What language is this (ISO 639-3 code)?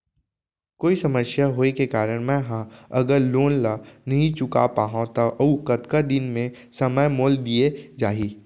hne